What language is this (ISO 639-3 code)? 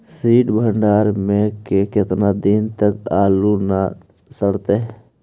mag